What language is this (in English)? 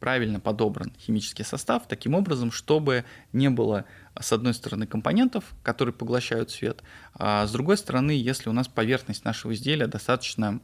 Russian